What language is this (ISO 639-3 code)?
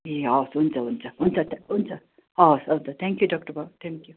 nep